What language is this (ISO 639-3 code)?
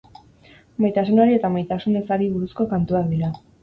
eus